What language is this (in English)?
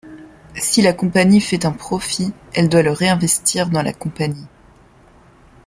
French